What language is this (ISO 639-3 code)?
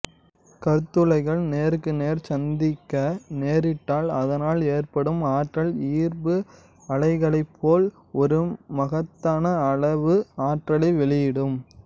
tam